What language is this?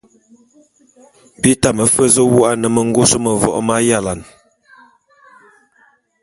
Bulu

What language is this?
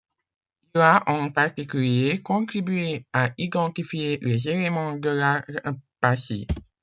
French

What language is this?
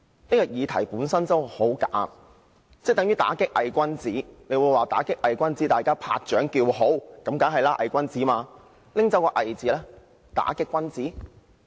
Cantonese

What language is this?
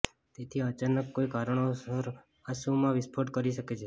Gujarati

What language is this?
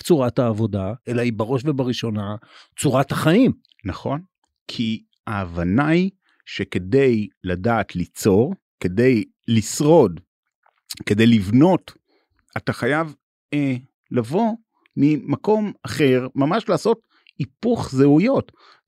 Hebrew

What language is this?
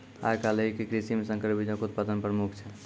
Maithili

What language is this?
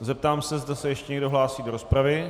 Czech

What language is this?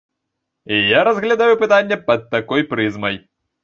Belarusian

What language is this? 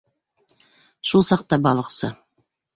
Bashkir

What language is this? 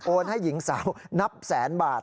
Thai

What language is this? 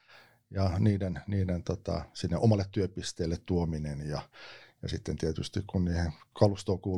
Finnish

